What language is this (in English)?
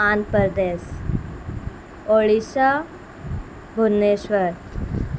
Urdu